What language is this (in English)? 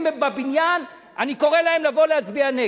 Hebrew